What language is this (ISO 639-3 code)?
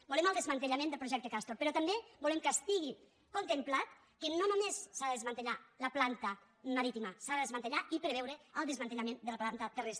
cat